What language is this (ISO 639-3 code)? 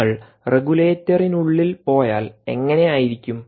mal